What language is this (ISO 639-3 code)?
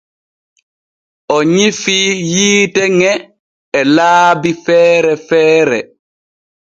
fue